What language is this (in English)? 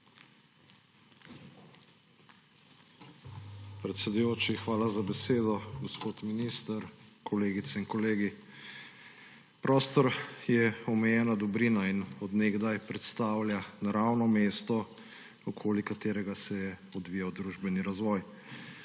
Slovenian